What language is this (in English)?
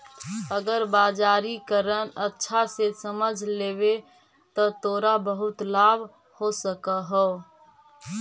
Magahi